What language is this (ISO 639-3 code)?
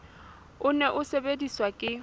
sot